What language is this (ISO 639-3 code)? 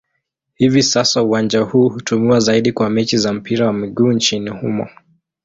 swa